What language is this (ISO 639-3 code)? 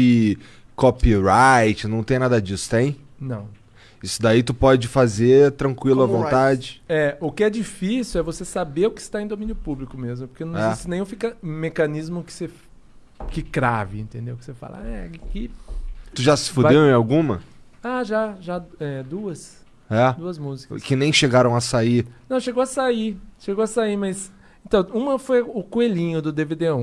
por